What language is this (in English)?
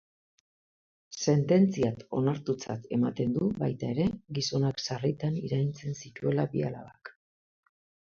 Basque